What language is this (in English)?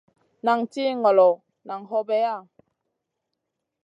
Masana